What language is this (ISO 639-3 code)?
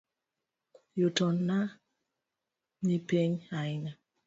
luo